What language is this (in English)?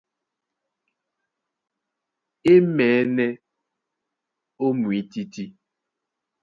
Duala